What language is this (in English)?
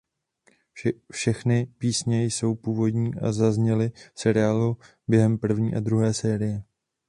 Czech